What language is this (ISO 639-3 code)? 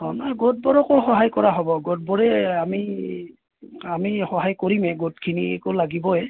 asm